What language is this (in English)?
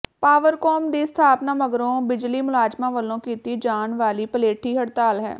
Punjabi